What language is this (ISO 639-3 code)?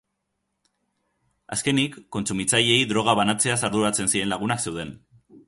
eus